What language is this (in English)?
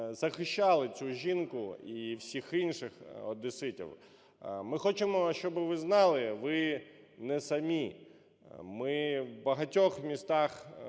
Ukrainian